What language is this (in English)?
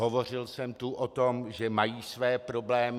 Czech